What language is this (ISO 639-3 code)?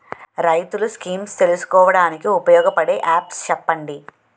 tel